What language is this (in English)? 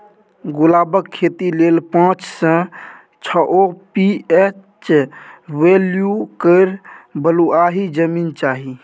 Maithili